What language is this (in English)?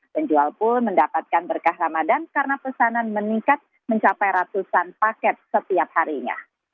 Indonesian